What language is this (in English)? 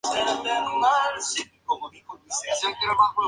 Spanish